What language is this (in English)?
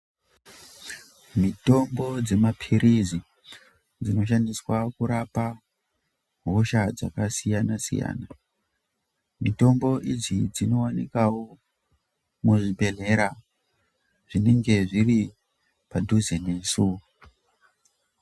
Ndau